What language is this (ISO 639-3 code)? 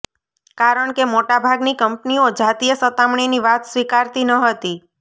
guj